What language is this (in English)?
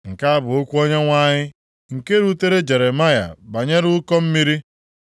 Igbo